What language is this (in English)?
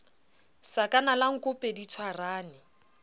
Southern Sotho